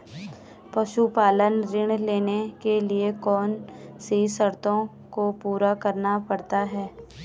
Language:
Hindi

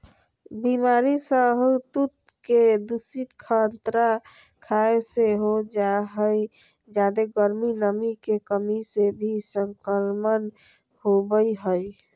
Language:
Magahi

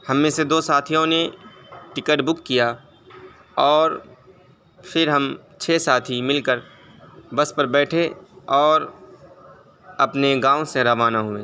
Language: Urdu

